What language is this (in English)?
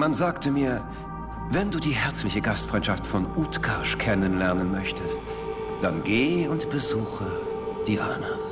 German